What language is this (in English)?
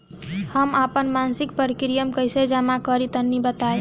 Bhojpuri